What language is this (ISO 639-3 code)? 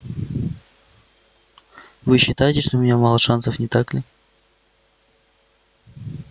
rus